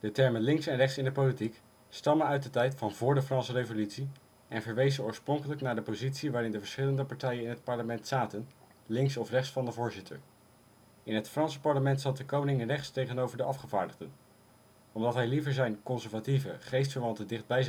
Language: Dutch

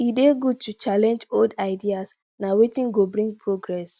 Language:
Nigerian Pidgin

